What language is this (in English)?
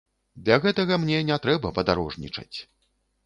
Belarusian